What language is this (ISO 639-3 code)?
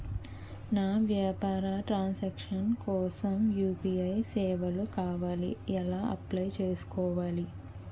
tel